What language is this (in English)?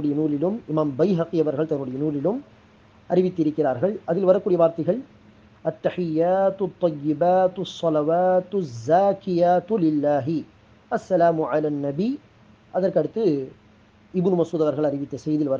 Tamil